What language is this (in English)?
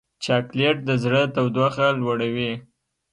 Pashto